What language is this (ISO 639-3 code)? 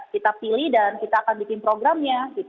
ind